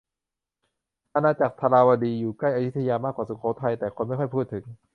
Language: Thai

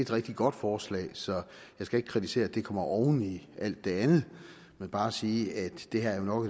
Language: Danish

